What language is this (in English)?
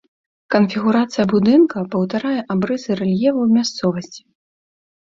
Belarusian